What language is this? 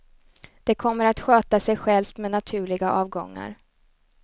Swedish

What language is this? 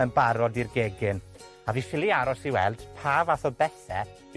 Welsh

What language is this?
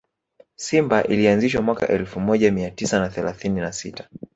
Swahili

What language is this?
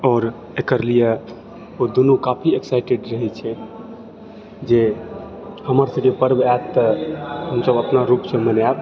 Maithili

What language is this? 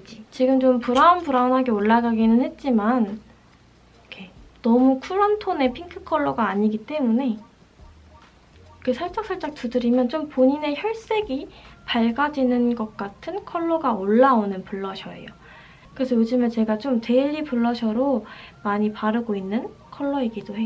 Korean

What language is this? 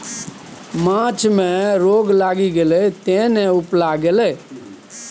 Maithili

